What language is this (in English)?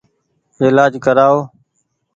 Goaria